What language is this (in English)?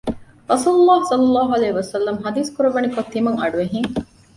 Divehi